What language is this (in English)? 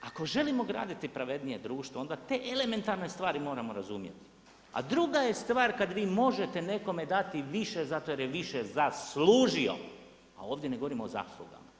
Croatian